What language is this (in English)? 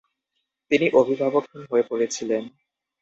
Bangla